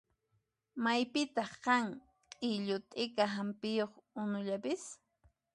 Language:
Puno Quechua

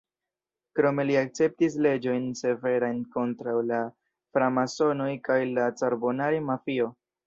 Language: Esperanto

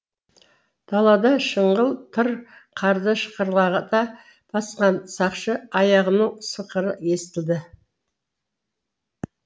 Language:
Kazakh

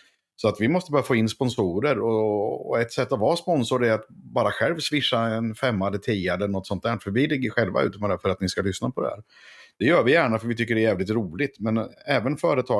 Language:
Swedish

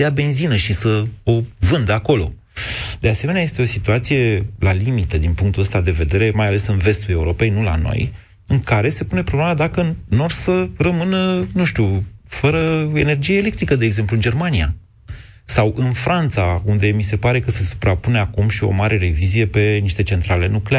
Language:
Romanian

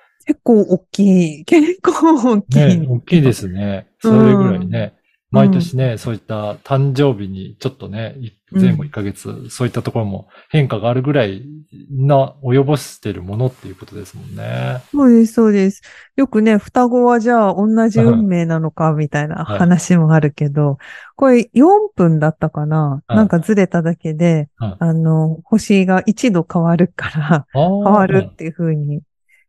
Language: Japanese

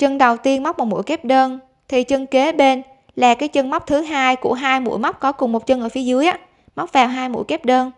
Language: Vietnamese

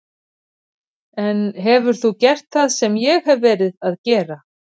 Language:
Icelandic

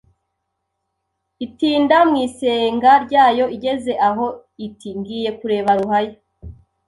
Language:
Kinyarwanda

